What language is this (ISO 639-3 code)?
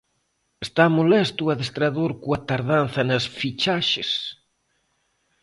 glg